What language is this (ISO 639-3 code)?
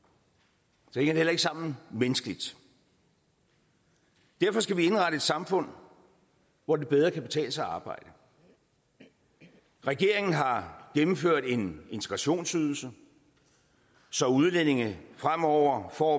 dan